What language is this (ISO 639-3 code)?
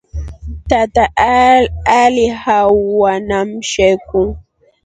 rof